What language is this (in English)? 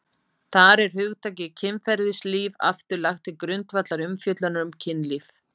Icelandic